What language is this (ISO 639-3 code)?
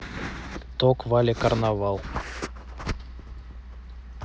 rus